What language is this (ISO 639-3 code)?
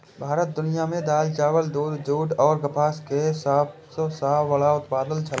mai